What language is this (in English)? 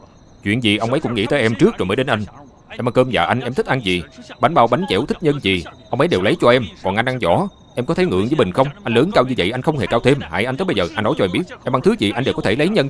Vietnamese